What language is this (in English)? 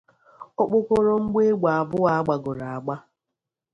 Igbo